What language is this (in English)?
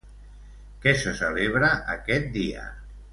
Catalan